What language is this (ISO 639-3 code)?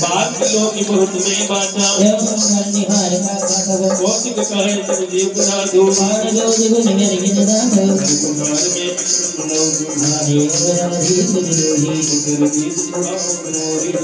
guj